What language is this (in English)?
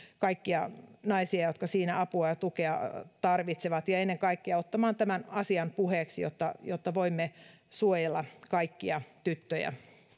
Finnish